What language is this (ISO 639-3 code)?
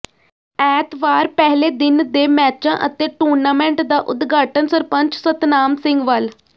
pan